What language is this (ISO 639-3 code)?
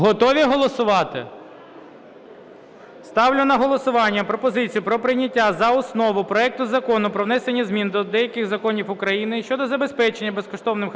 ukr